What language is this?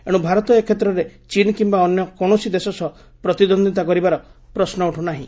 Odia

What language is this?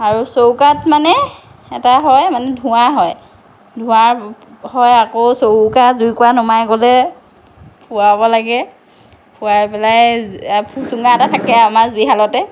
Assamese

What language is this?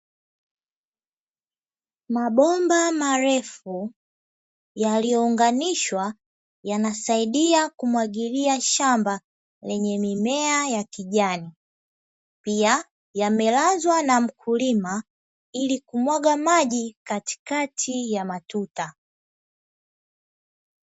Swahili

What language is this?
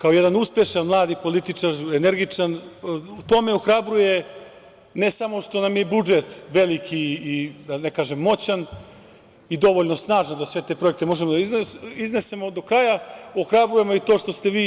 Serbian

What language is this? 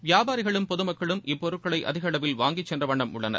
Tamil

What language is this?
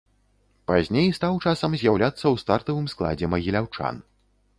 Belarusian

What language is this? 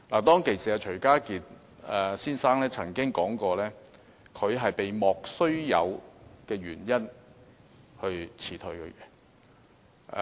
Cantonese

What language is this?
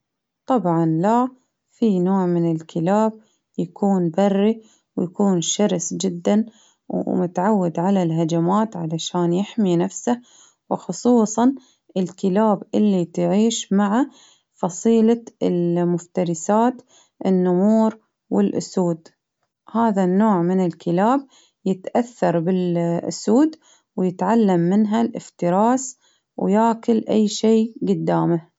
Baharna Arabic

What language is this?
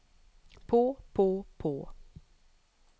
Norwegian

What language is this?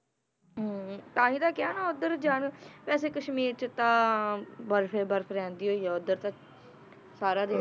Punjabi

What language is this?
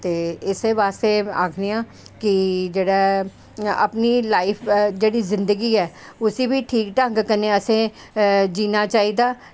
Dogri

